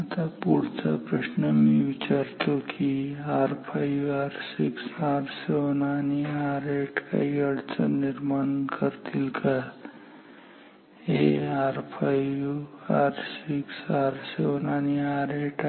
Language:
Marathi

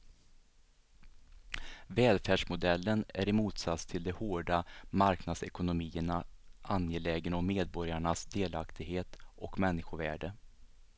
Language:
Swedish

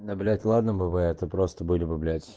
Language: Russian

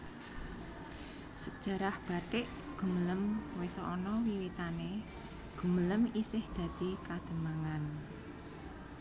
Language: Javanese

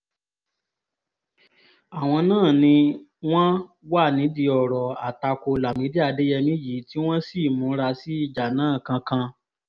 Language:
Yoruba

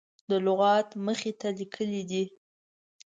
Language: Pashto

